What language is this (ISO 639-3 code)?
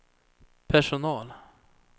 swe